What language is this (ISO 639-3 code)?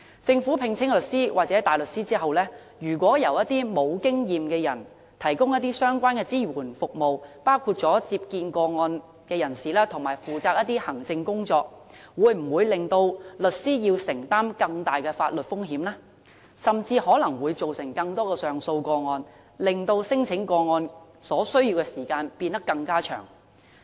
yue